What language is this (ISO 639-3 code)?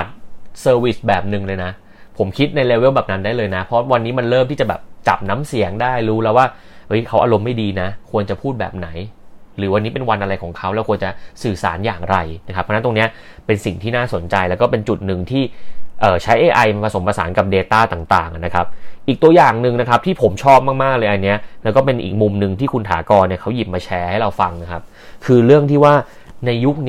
tha